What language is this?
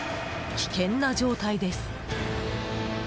Japanese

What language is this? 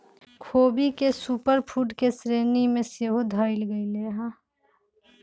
Magahi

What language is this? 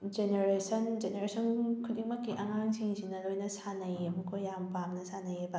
Manipuri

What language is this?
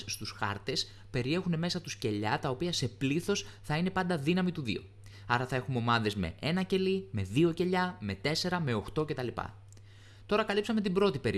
Greek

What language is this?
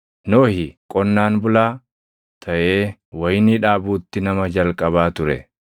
Oromo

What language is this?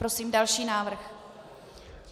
Czech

